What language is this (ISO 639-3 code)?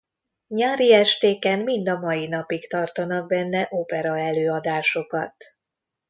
hun